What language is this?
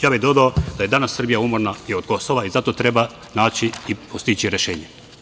Serbian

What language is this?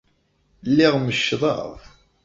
Kabyle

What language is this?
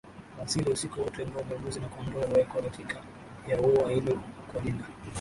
Swahili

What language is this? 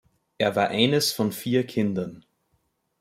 German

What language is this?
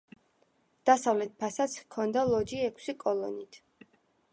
Georgian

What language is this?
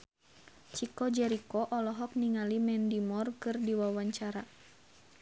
Sundanese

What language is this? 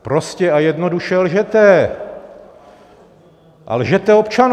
Czech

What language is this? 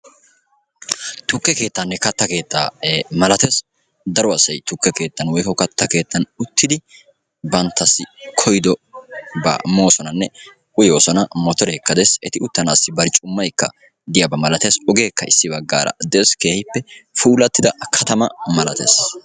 Wolaytta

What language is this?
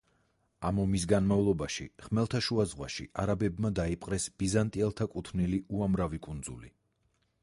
Georgian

